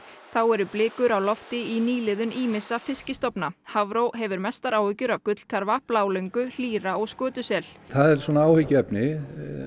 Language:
Icelandic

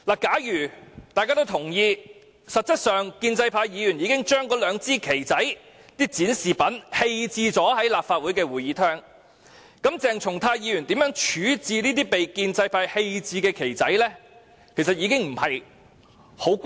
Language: Cantonese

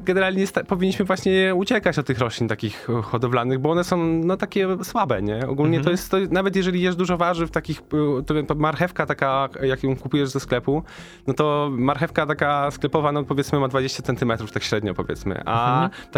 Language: Polish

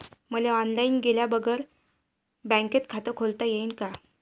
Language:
Marathi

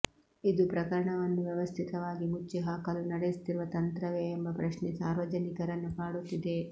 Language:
Kannada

